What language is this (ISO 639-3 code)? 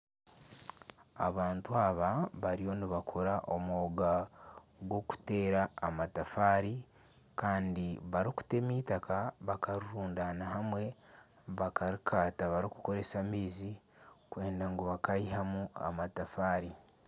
nyn